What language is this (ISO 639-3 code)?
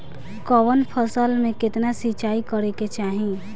bho